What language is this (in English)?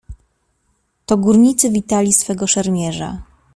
Polish